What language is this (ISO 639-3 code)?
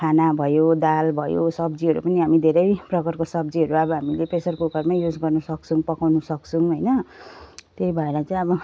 nep